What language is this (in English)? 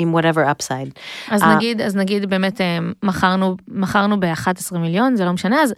Hebrew